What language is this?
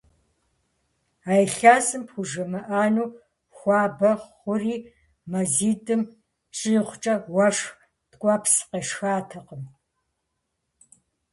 Kabardian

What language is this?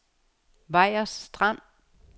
Danish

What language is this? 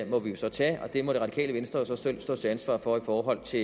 Danish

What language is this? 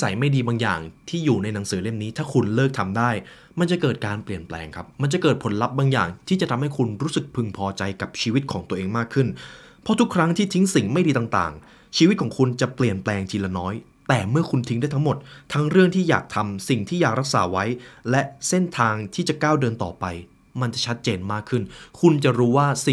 Thai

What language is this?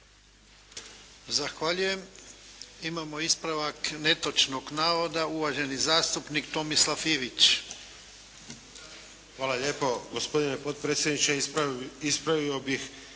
Croatian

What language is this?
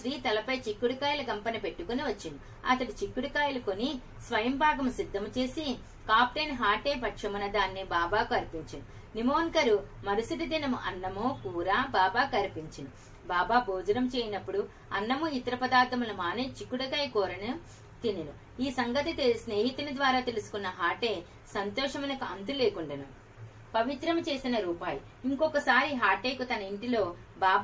Telugu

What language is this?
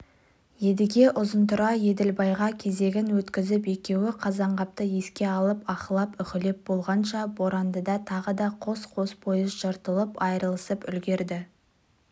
Kazakh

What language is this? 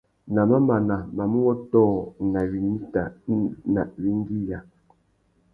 Tuki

